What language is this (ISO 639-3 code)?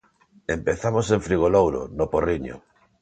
glg